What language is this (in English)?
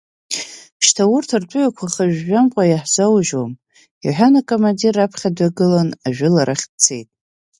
Abkhazian